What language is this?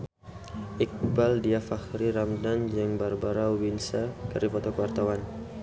Sundanese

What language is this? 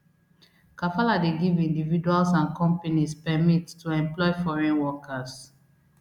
Nigerian Pidgin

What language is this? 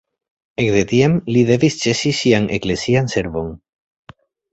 Esperanto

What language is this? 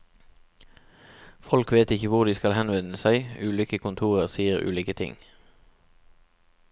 Norwegian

